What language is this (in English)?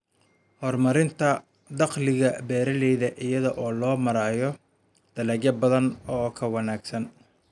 Somali